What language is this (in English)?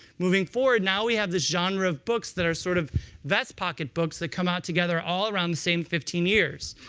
English